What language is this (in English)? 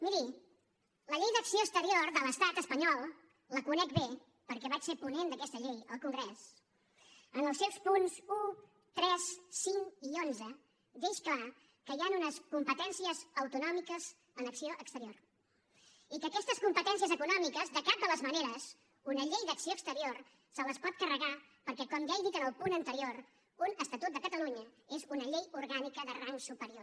Catalan